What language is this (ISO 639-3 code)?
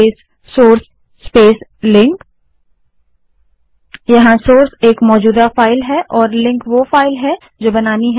hin